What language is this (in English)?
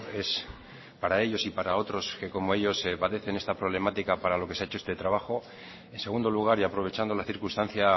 Spanish